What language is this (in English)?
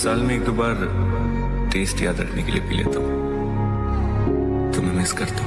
Bangla